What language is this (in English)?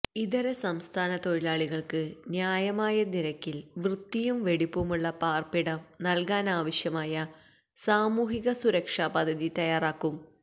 Malayalam